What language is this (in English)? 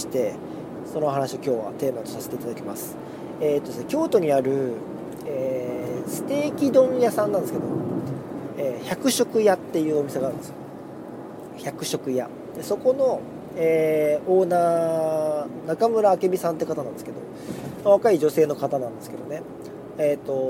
Japanese